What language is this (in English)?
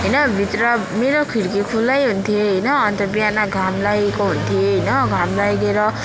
Nepali